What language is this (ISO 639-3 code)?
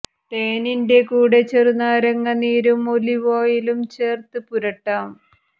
mal